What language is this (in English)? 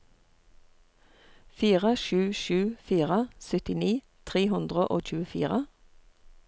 Norwegian